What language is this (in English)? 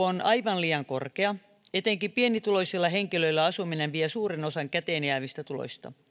Finnish